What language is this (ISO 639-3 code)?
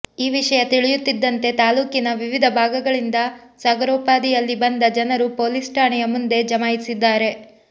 kan